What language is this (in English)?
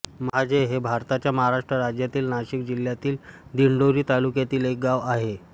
Marathi